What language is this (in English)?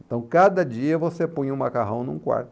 Portuguese